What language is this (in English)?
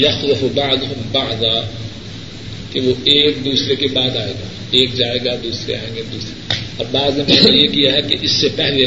Urdu